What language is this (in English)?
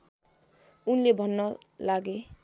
Nepali